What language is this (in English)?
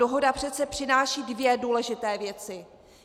Czech